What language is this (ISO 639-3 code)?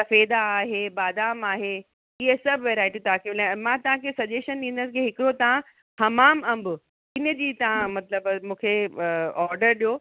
snd